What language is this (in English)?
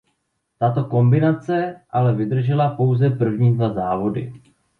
Czech